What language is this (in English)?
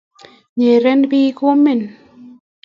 Kalenjin